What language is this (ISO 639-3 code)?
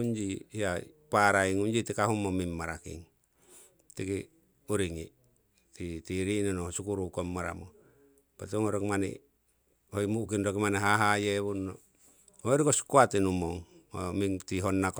siw